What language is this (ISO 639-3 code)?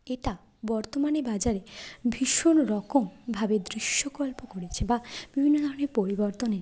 ben